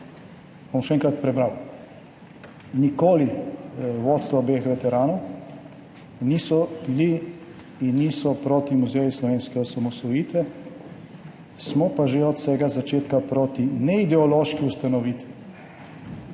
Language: Slovenian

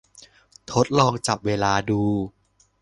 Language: Thai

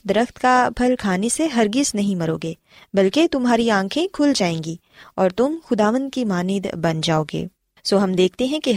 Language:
Urdu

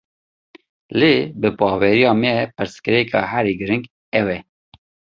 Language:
Kurdish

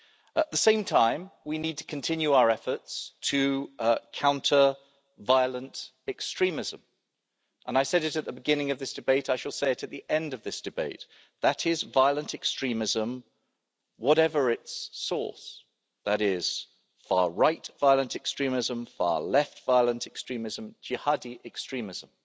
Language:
English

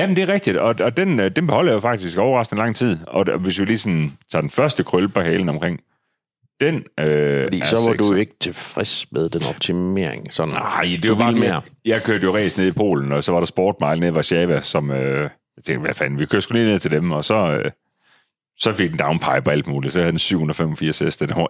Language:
Danish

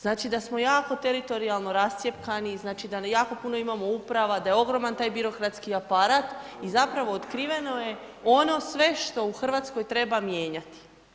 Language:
Croatian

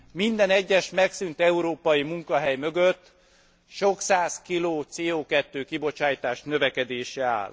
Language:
Hungarian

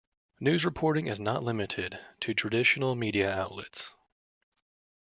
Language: English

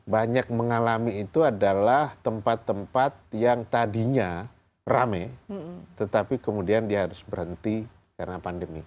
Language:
Indonesian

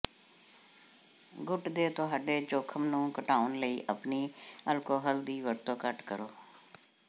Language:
Punjabi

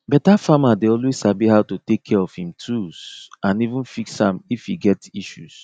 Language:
Nigerian Pidgin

